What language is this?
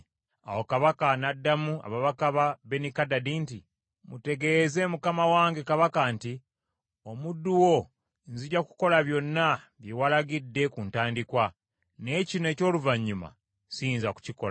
Ganda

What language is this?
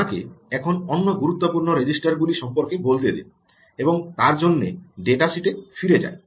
Bangla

